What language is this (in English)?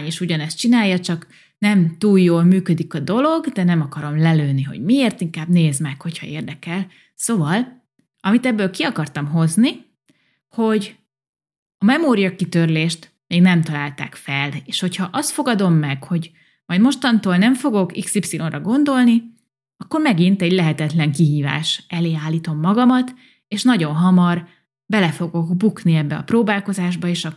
Hungarian